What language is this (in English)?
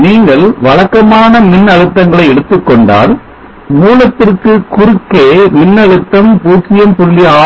Tamil